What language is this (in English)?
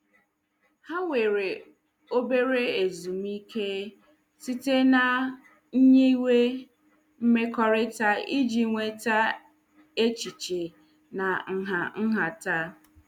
Igbo